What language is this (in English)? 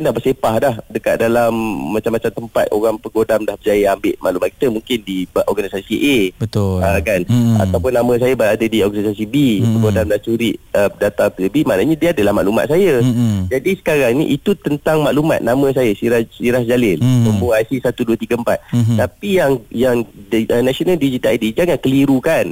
Malay